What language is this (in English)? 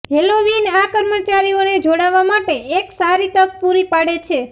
Gujarati